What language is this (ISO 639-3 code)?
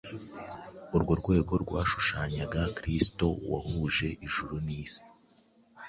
kin